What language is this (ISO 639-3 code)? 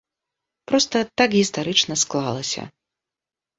bel